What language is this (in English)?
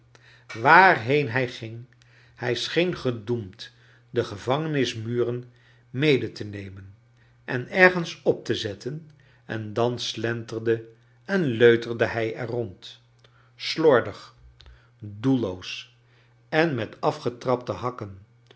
Dutch